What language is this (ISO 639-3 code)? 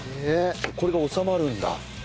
jpn